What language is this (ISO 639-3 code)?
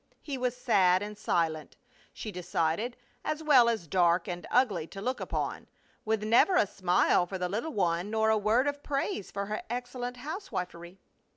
eng